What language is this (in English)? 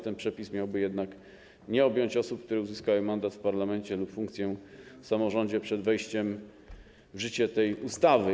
Polish